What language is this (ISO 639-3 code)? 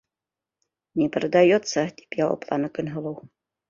bak